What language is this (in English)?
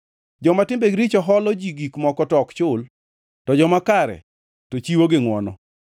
Luo (Kenya and Tanzania)